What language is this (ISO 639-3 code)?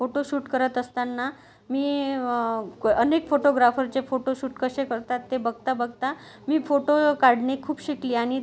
mar